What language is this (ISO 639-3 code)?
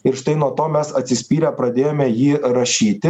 lit